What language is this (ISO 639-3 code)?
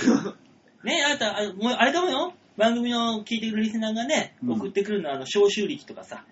jpn